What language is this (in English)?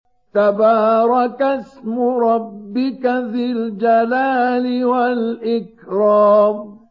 Arabic